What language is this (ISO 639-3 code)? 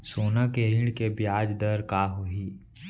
hne